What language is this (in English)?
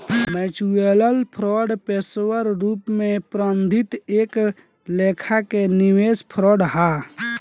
Bhojpuri